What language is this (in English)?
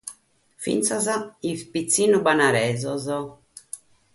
Sardinian